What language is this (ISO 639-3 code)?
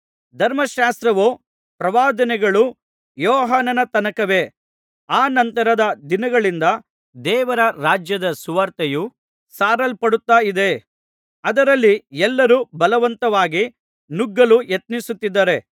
kan